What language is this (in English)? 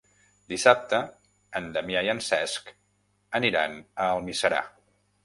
Catalan